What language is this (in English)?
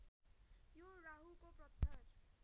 Nepali